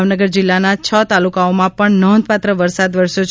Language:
Gujarati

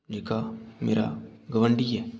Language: Dogri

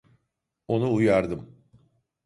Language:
Turkish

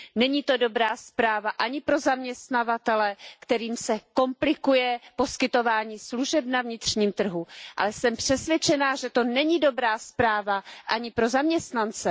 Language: Czech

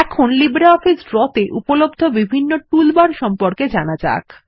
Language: Bangla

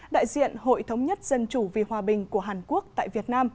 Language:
Vietnamese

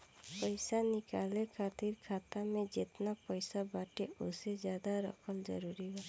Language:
Bhojpuri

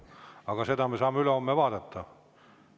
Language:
Estonian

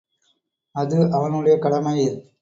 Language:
Tamil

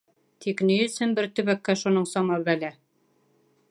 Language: Bashkir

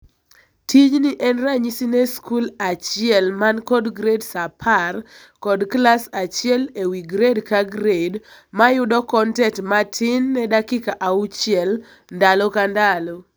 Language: Luo (Kenya and Tanzania)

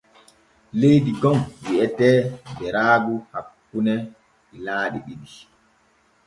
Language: Borgu Fulfulde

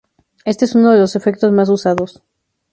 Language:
Spanish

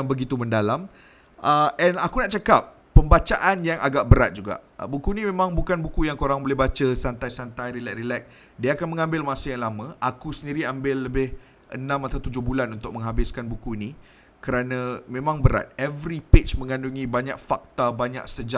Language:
Malay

